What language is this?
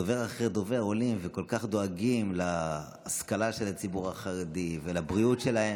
Hebrew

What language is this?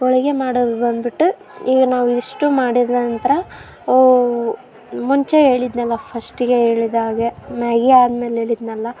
Kannada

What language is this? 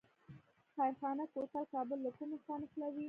Pashto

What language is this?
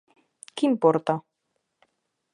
Galician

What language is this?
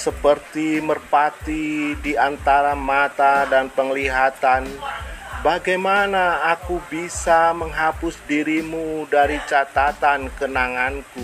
Indonesian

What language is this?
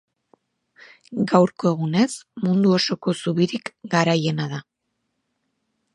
Basque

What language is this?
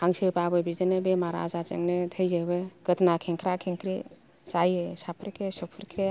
Bodo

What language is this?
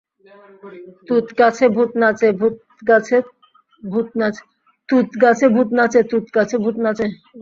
Bangla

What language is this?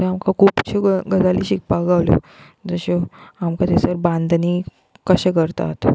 Konkani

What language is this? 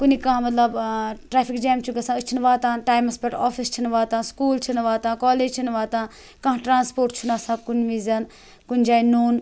Kashmiri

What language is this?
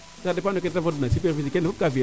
Serer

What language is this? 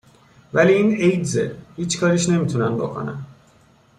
Persian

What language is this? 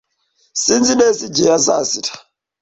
Kinyarwanda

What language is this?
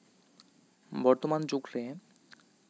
Santali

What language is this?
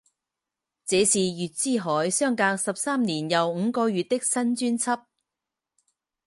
Chinese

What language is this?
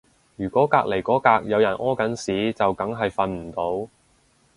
Cantonese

